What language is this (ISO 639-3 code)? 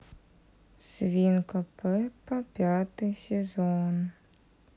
rus